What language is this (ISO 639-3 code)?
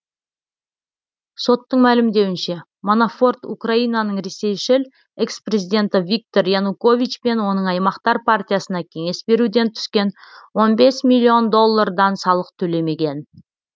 kaz